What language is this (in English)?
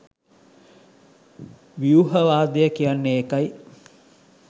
Sinhala